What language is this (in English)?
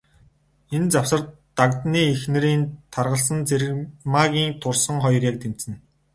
Mongolian